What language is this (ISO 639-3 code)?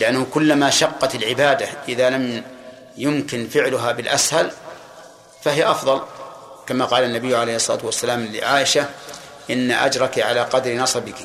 ara